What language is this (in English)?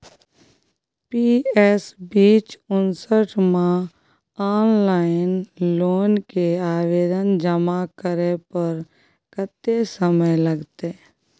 Maithili